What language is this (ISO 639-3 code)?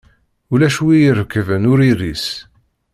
kab